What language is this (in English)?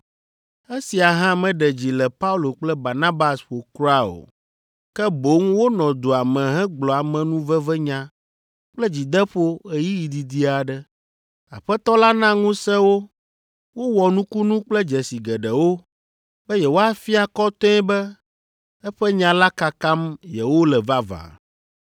Ewe